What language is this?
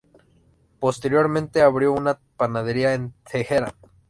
Spanish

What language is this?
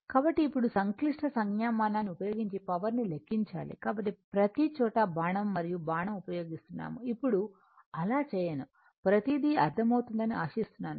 Telugu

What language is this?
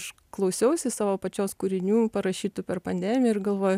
Lithuanian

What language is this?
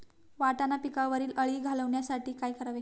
Marathi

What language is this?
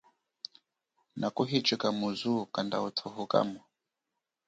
Chokwe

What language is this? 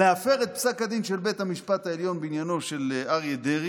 Hebrew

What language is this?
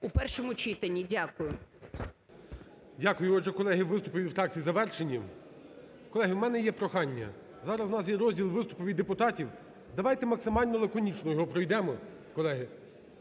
Ukrainian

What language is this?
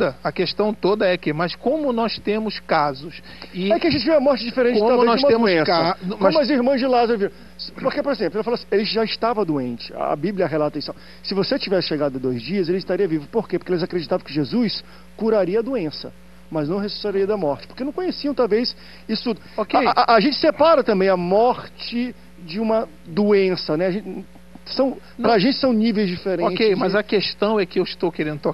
Portuguese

